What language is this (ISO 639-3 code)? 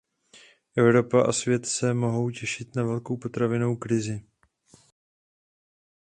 ces